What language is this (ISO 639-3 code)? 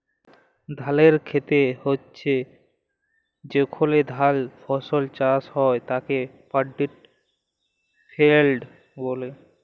ben